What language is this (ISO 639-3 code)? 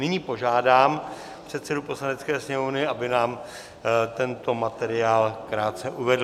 ces